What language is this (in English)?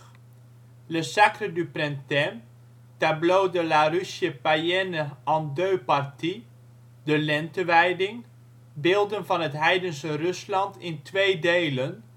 Dutch